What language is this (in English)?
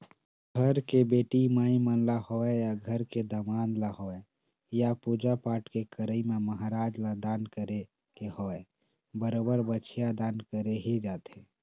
Chhattisgarhi